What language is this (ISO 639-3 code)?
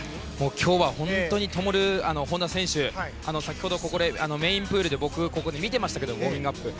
jpn